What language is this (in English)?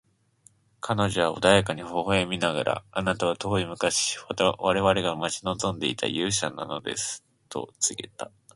Japanese